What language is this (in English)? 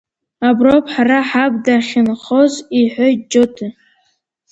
Abkhazian